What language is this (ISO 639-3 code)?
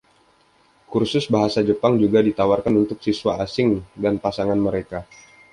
ind